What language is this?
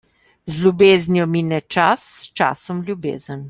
Slovenian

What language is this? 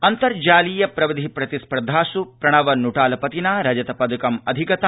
Sanskrit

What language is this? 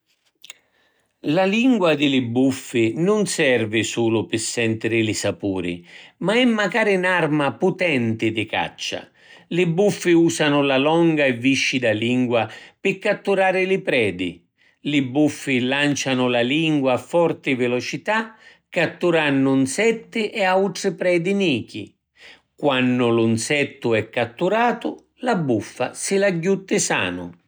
Sicilian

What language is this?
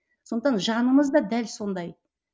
Kazakh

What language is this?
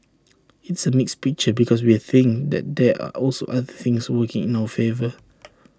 English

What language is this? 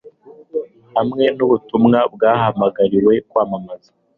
Kinyarwanda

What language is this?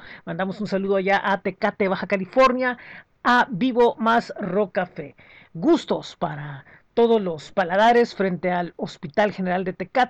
Spanish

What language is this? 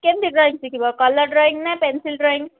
Odia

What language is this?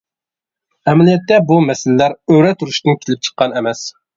Uyghur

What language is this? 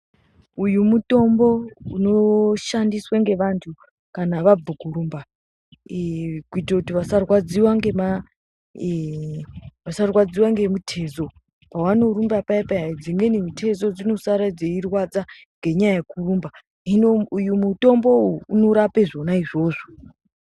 Ndau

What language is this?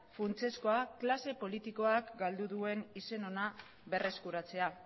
Basque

